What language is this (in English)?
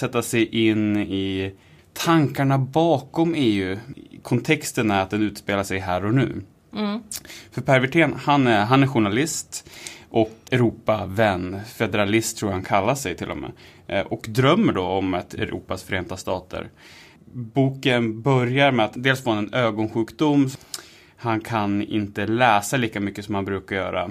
Swedish